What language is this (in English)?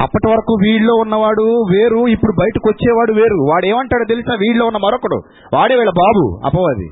Telugu